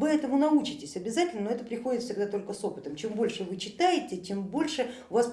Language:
Russian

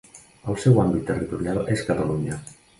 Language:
Catalan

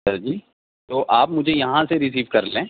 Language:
Urdu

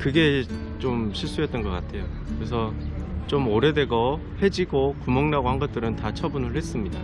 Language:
Korean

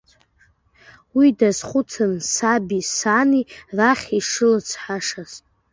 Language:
Abkhazian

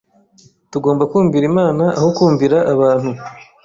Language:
Kinyarwanda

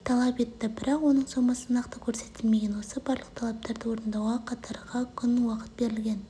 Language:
Kazakh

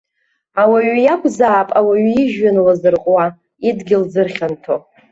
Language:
Abkhazian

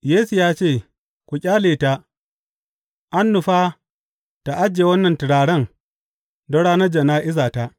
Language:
Hausa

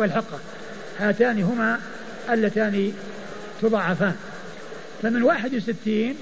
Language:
Arabic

